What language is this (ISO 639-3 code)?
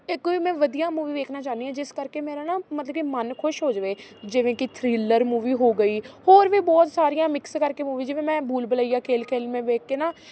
pan